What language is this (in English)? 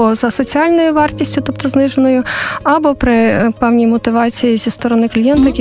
Ukrainian